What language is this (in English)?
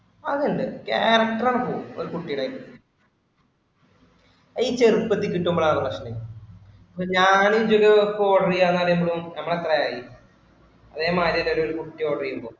Malayalam